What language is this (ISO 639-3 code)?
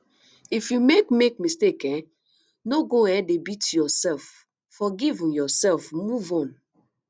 pcm